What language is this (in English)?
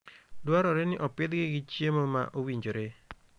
Luo (Kenya and Tanzania)